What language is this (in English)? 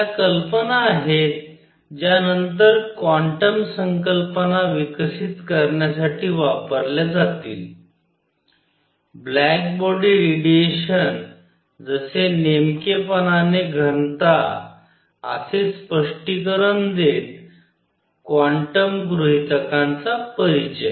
Marathi